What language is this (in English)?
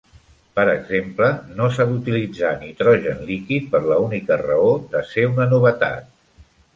Catalan